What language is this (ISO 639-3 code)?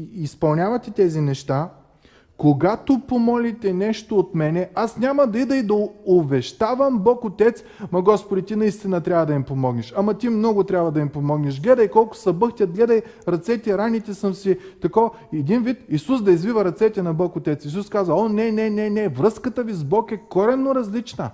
bul